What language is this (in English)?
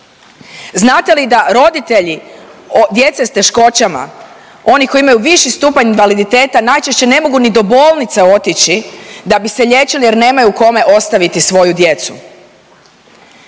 Croatian